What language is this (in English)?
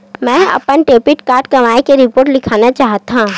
Chhattisgarhi